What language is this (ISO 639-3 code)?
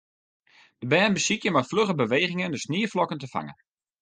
fry